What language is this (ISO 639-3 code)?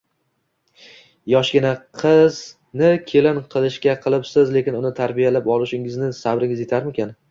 uzb